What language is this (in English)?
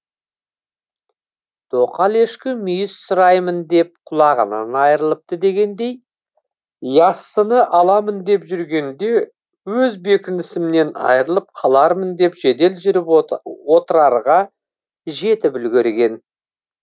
Kazakh